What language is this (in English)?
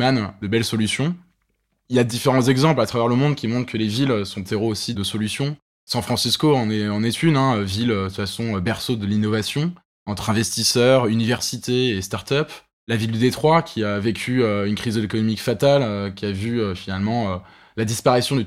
French